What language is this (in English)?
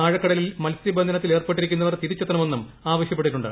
Malayalam